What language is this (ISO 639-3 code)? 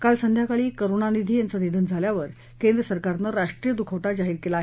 mar